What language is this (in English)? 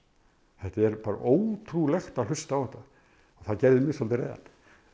Icelandic